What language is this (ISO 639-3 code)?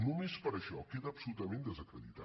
cat